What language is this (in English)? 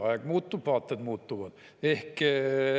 Estonian